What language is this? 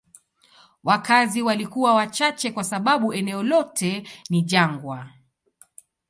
Swahili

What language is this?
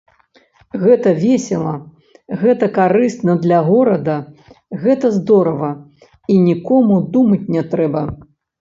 Belarusian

